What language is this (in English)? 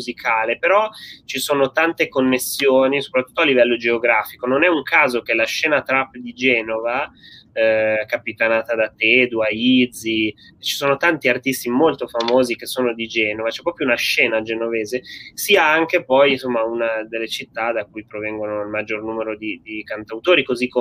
Italian